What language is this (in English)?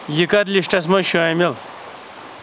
Kashmiri